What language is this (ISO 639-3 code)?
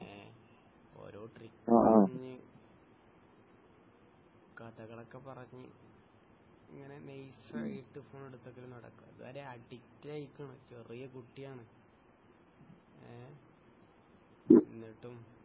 mal